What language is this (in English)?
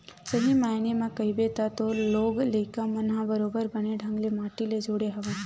Chhattisgarhi